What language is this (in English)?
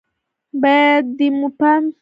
Pashto